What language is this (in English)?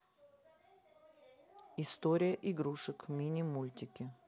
Russian